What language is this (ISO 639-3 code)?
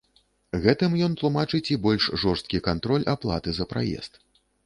bel